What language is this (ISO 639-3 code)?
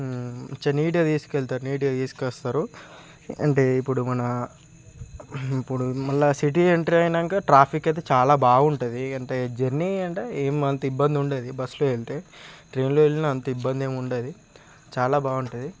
tel